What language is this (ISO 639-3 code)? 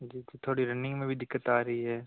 hin